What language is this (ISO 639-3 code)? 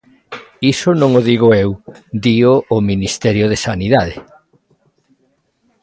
glg